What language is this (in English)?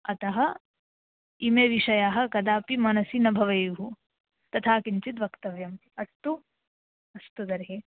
Sanskrit